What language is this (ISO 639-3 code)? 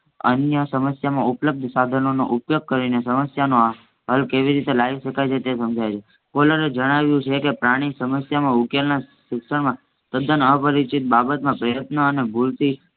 guj